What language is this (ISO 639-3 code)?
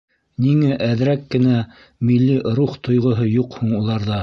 bak